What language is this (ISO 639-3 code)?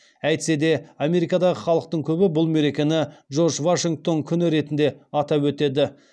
kaz